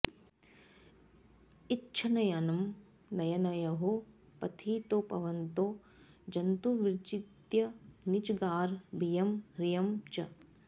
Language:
Sanskrit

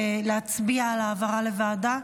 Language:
Hebrew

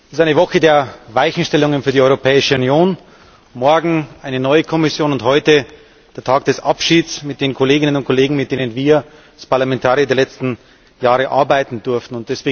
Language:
German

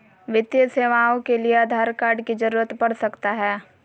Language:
Magahi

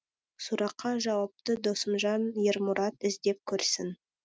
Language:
Kazakh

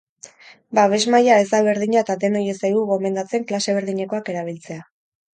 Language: Basque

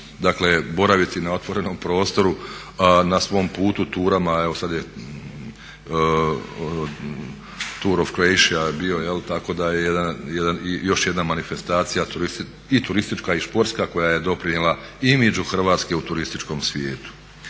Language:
Croatian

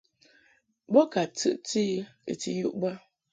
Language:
Mungaka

